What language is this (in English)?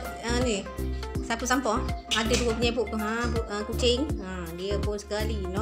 Malay